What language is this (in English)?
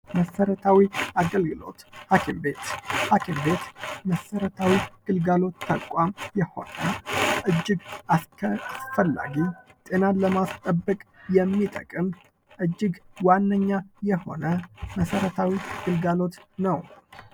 Amharic